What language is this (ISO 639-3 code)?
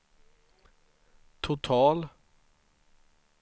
swe